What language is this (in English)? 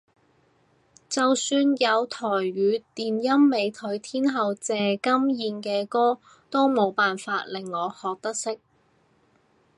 Cantonese